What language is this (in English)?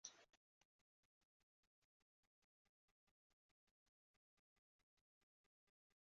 Esperanto